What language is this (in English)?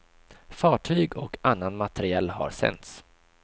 Swedish